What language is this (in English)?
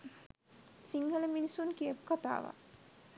Sinhala